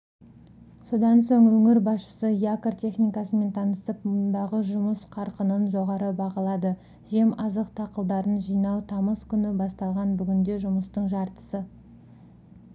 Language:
Kazakh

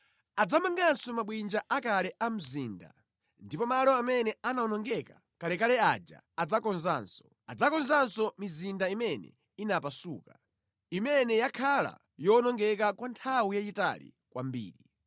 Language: Nyanja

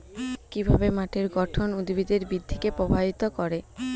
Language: Bangla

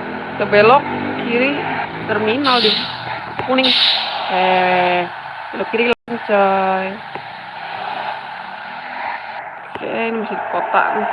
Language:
Indonesian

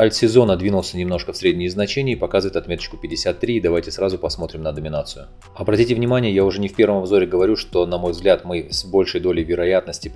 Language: Russian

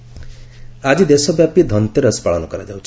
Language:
Odia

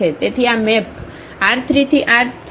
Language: Gujarati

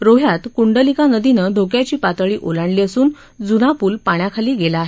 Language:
Marathi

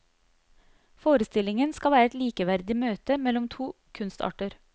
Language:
Norwegian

